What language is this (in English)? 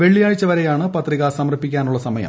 Malayalam